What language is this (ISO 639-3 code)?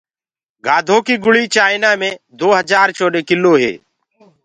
ggg